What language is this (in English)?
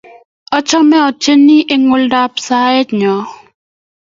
Kalenjin